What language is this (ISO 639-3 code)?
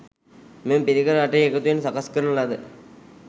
sin